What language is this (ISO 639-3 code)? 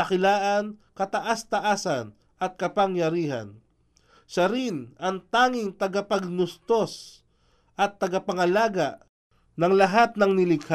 fil